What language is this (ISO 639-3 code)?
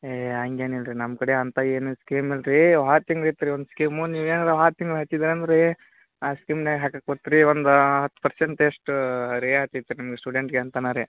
kan